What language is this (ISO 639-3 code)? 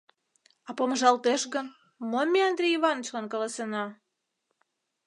chm